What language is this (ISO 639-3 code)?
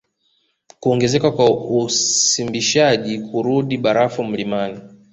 swa